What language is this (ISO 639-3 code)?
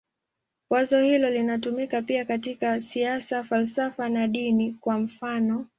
swa